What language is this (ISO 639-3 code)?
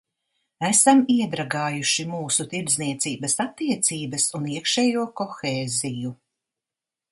lav